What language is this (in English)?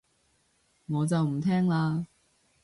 Cantonese